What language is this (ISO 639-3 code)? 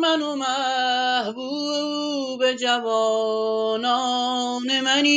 fas